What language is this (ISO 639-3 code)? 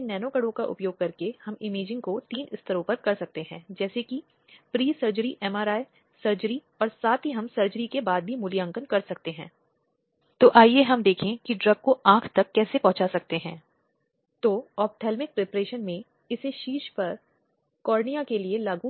hin